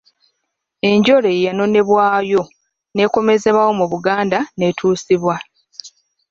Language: Ganda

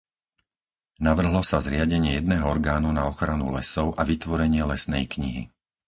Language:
Slovak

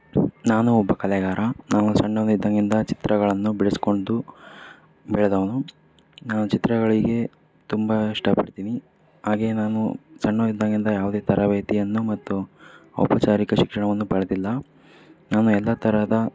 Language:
Kannada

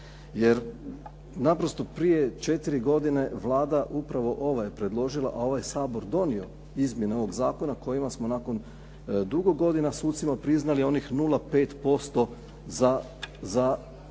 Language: Croatian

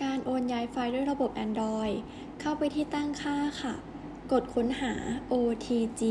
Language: Thai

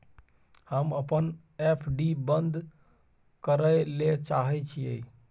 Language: Maithili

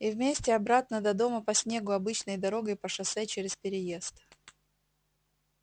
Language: Russian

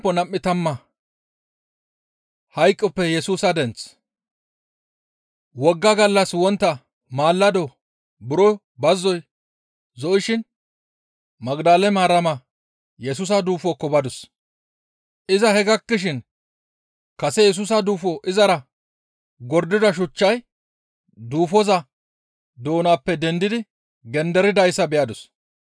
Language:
Gamo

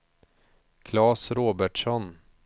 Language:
Swedish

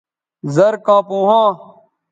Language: Bateri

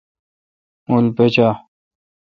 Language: Kalkoti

